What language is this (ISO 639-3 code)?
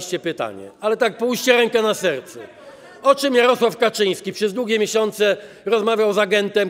pol